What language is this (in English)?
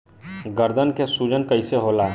Bhojpuri